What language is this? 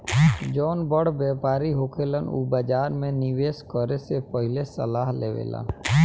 Bhojpuri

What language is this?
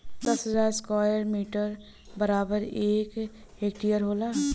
Bhojpuri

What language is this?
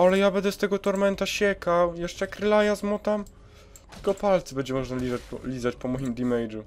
Polish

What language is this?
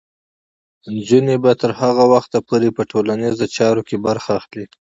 Pashto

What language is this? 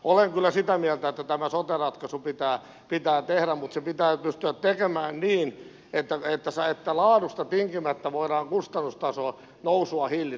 Finnish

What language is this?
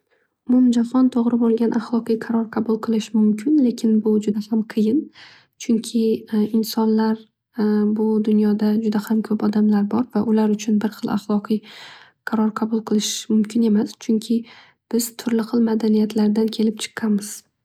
Uzbek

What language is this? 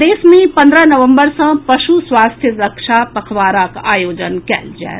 Maithili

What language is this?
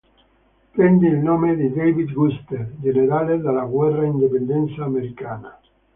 Italian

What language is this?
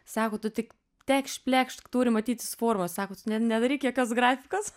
Lithuanian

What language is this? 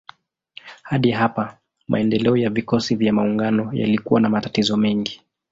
Swahili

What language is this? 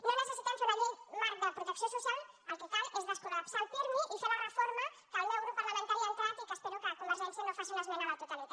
Catalan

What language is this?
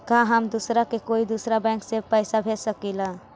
Magahi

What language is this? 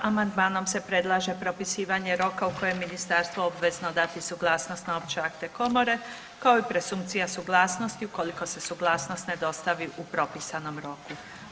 Croatian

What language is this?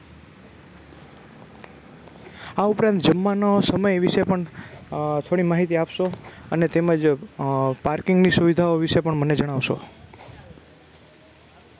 Gujarati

